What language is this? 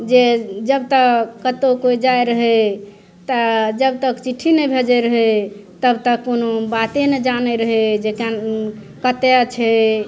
Maithili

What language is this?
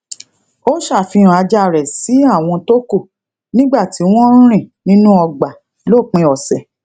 Yoruba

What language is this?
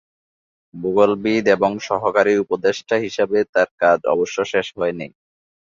Bangla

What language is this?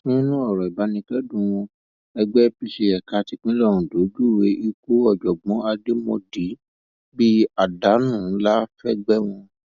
Yoruba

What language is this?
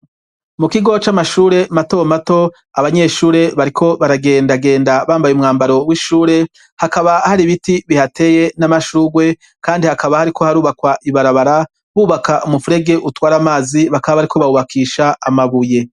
Rundi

